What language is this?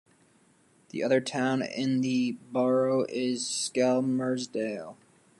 English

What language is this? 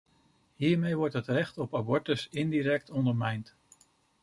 Dutch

